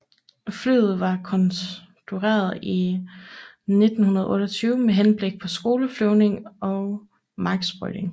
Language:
Danish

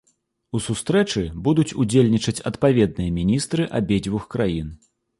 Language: Belarusian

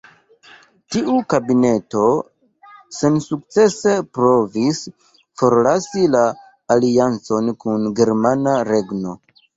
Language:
Esperanto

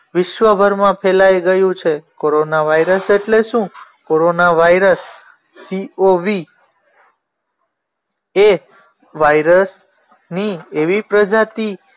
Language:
Gujarati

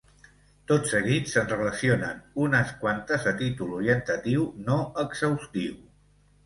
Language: Catalan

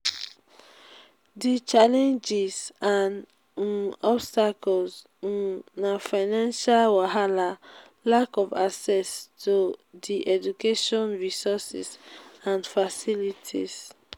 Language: Nigerian Pidgin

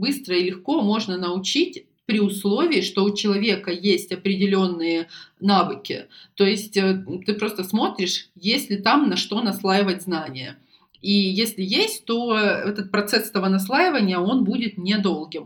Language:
Russian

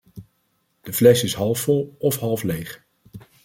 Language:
Dutch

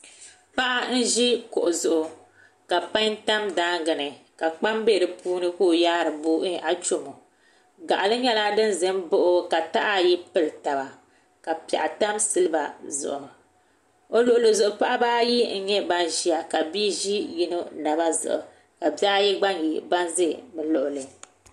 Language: Dagbani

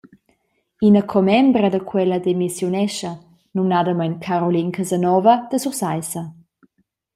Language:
Romansh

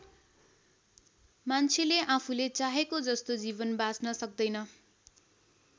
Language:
Nepali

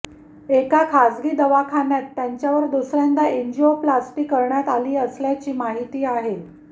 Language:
Marathi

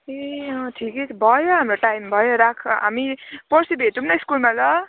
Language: Nepali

